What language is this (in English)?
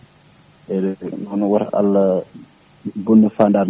Fula